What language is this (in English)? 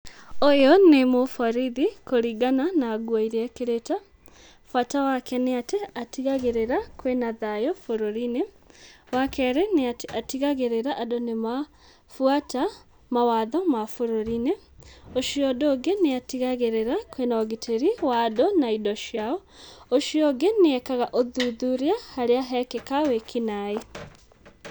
Kikuyu